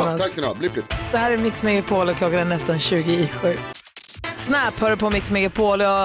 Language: Swedish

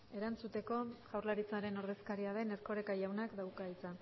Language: Basque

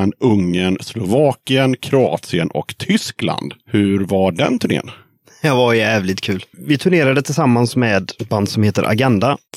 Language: Swedish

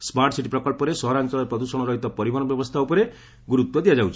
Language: Odia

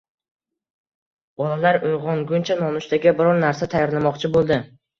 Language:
Uzbek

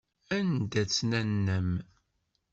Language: Kabyle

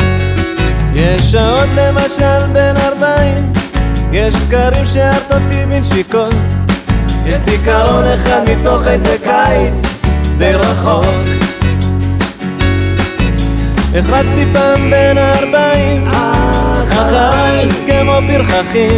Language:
Hebrew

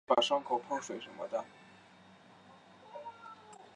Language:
Chinese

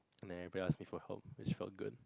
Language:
English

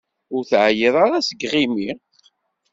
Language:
Kabyle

